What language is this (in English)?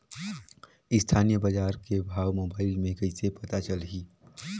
Chhattisgarhi